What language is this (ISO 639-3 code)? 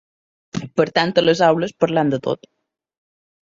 cat